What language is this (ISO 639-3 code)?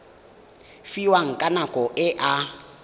tsn